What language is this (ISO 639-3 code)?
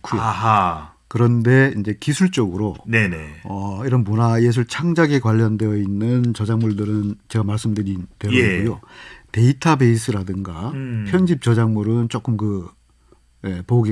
kor